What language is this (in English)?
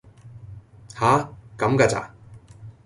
Cantonese